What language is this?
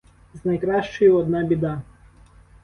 Ukrainian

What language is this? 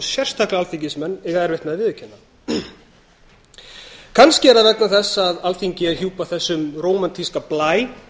Icelandic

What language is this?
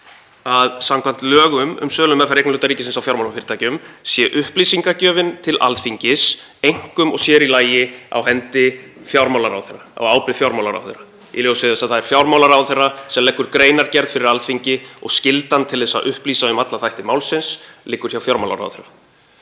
Icelandic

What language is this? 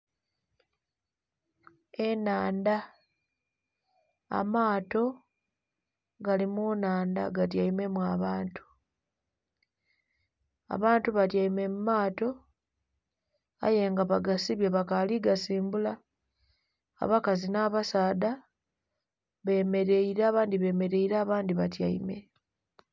Soga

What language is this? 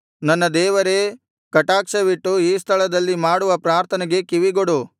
Kannada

